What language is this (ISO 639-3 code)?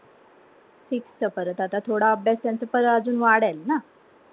mar